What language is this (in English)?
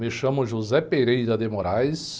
Portuguese